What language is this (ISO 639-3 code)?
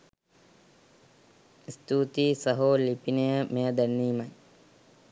sin